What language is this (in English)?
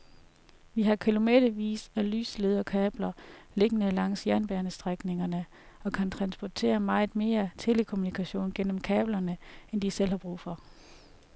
Danish